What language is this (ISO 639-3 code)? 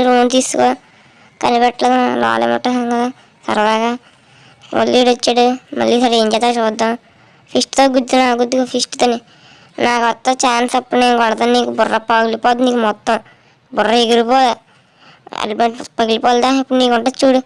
ind